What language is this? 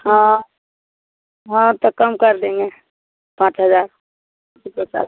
Hindi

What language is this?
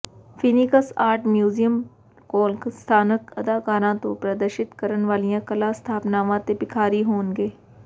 Punjabi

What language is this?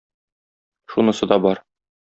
Tatar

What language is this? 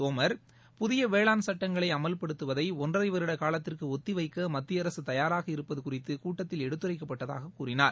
Tamil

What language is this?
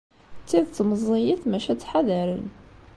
Kabyle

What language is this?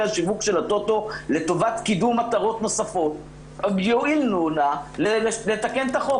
Hebrew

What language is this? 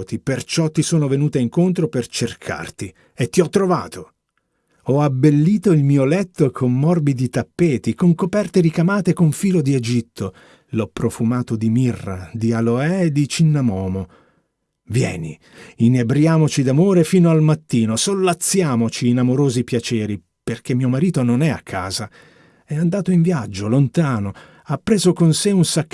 Italian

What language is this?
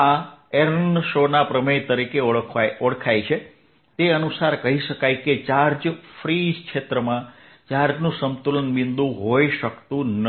Gujarati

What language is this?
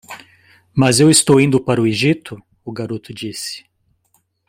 Portuguese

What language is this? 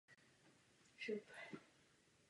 Czech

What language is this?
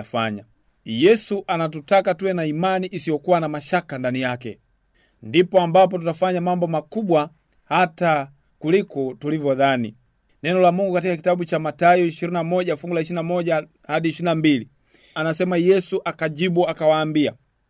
Swahili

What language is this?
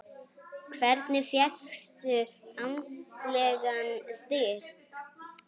Icelandic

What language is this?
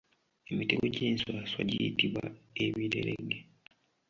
Ganda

